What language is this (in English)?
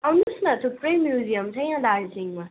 Nepali